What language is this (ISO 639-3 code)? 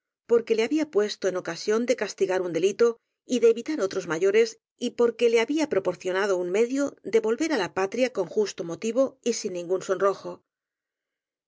spa